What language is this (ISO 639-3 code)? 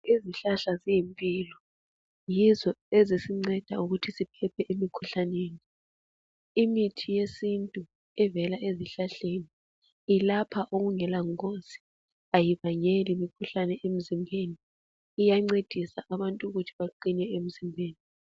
nde